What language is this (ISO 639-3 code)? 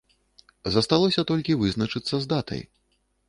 bel